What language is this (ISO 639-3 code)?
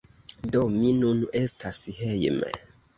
epo